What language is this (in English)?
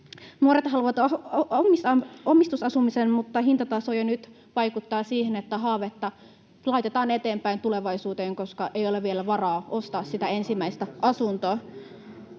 Finnish